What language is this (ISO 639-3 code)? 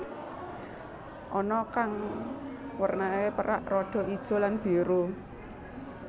jav